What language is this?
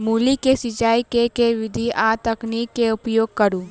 Maithili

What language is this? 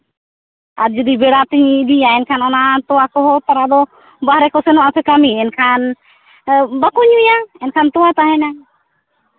Santali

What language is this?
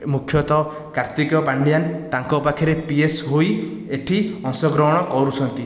Odia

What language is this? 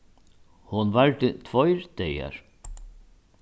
Faroese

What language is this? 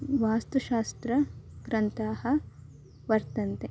Sanskrit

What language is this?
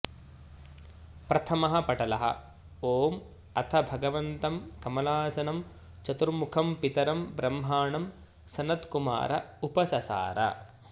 Sanskrit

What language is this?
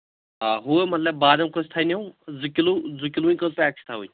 Kashmiri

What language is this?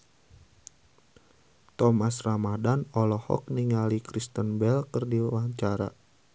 Sundanese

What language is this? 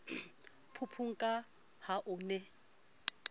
Southern Sotho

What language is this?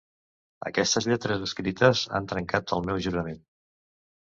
Catalan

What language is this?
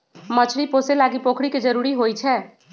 Magahi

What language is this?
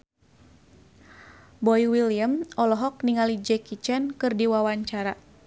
Sundanese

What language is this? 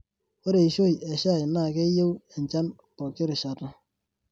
Masai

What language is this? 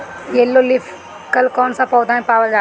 Bhojpuri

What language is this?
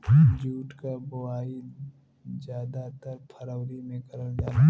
Bhojpuri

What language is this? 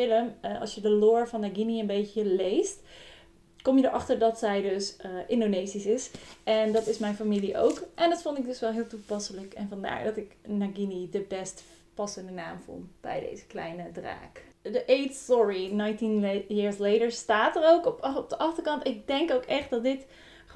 Dutch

